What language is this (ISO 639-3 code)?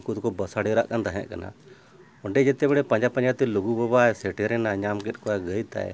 sat